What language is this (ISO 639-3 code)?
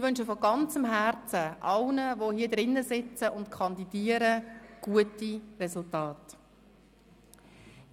gsw